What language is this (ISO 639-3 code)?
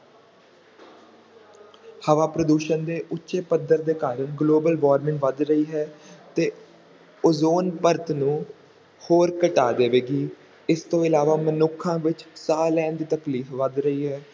pan